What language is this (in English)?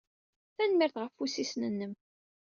Kabyle